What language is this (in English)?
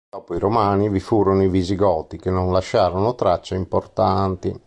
Italian